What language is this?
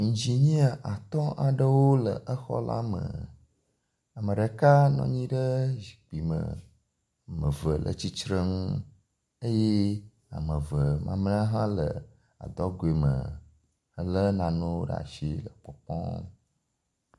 Ewe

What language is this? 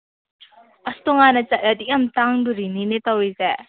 Manipuri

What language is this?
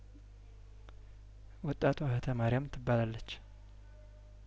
Amharic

